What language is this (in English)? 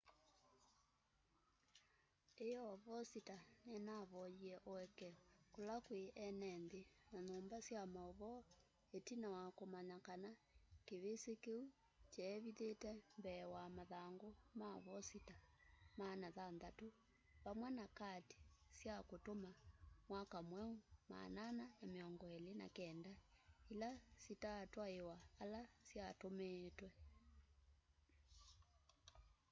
Kamba